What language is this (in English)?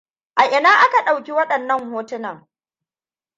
Hausa